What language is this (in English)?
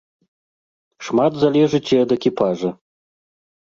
Belarusian